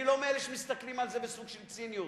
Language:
Hebrew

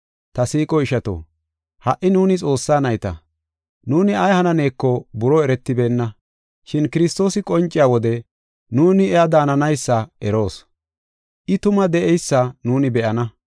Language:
Gofa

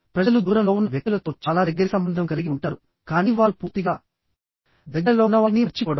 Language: Telugu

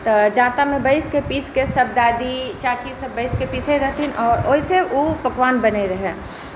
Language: Maithili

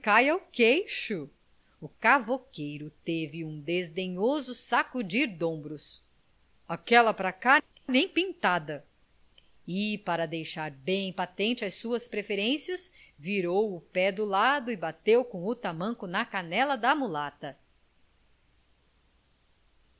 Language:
Portuguese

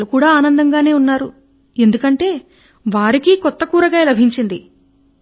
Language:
Telugu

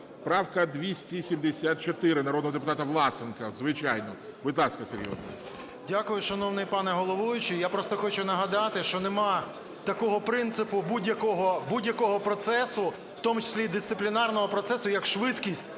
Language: Ukrainian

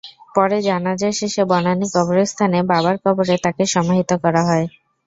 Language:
Bangla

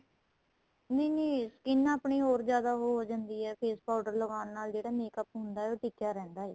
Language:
Punjabi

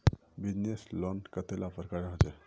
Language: Magahi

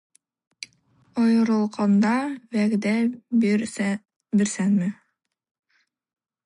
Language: Tatar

